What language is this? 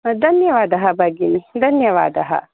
Sanskrit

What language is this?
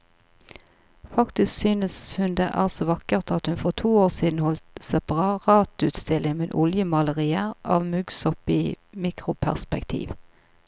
Norwegian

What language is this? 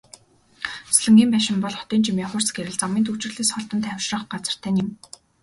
Mongolian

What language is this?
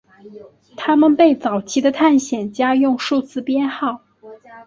Chinese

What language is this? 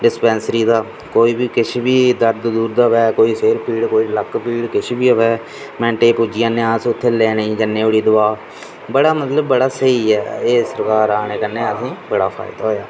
Dogri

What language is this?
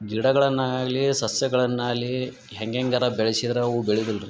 Kannada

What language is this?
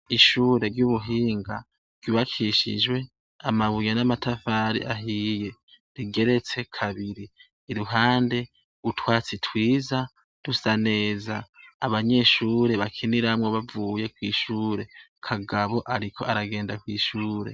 Rundi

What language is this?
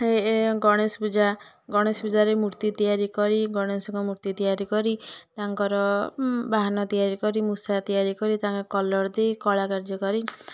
Odia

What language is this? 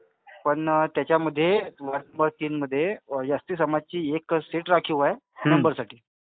Marathi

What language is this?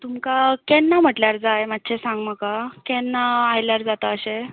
Konkani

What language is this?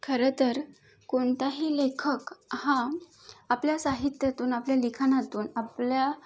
Marathi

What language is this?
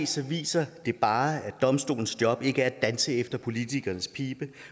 Danish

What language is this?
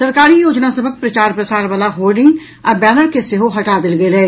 Maithili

